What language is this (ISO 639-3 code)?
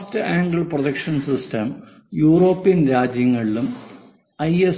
mal